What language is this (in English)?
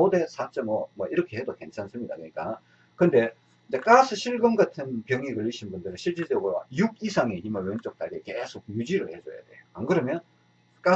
Korean